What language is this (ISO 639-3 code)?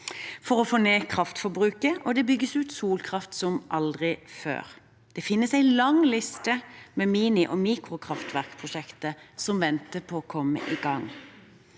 nor